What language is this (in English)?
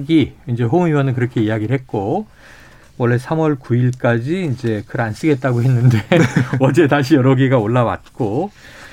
Korean